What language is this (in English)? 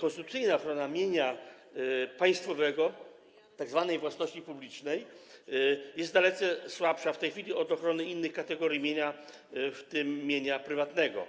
Polish